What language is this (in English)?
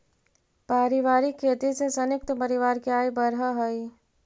Magahi